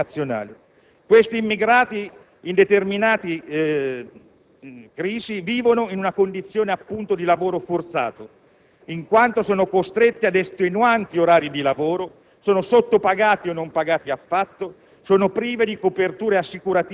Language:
Italian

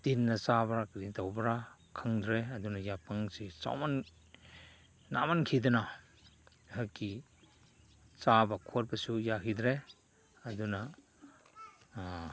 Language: Manipuri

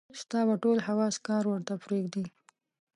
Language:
Pashto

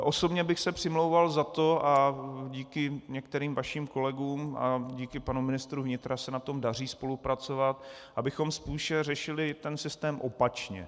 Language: Czech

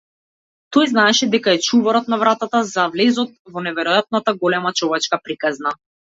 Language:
Macedonian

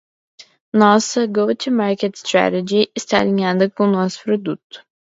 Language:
Portuguese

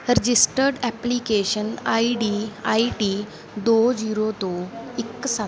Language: Punjabi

